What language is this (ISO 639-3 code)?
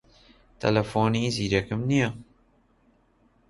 ckb